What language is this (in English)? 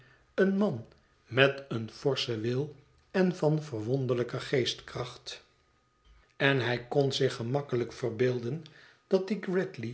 Dutch